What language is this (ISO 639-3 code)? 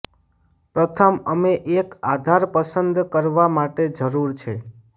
guj